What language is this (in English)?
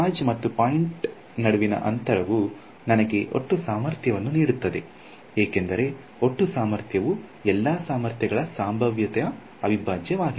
Kannada